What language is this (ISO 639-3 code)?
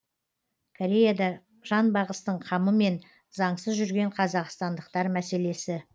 kaz